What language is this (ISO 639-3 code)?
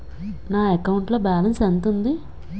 tel